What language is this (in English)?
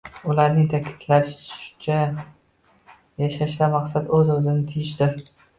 Uzbek